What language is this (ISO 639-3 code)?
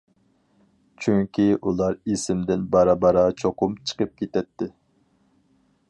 uig